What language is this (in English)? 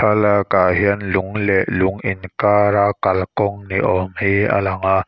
Mizo